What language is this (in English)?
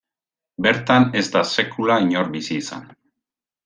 Basque